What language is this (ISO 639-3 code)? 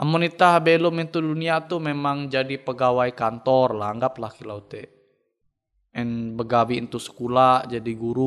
ind